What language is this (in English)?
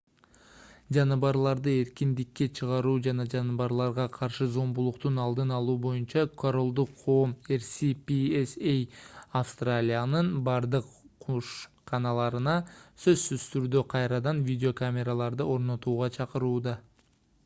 Kyrgyz